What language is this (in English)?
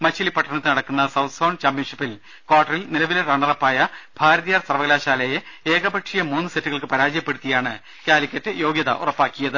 Malayalam